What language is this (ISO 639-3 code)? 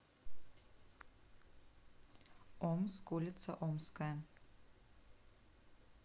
rus